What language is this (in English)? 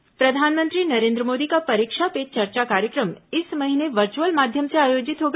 Hindi